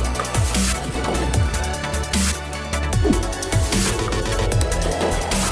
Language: Indonesian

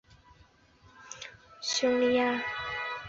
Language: Chinese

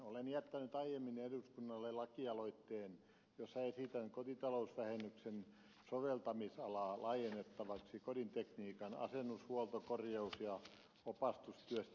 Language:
Finnish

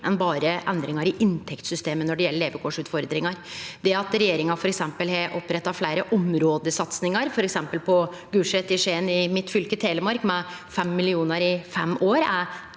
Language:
Norwegian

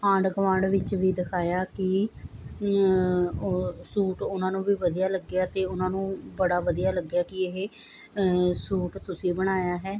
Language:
Punjabi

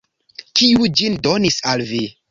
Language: Esperanto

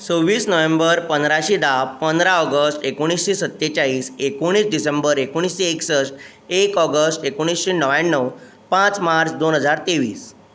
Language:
Konkani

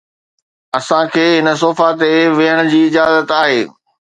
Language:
Sindhi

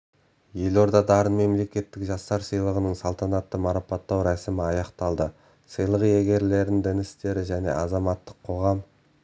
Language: Kazakh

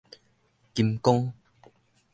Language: Min Nan Chinese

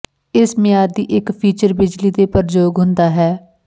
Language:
Punjabi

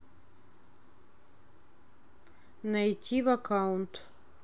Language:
Russian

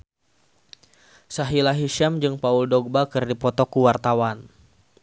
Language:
Sundanese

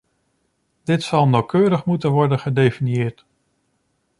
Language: Dutch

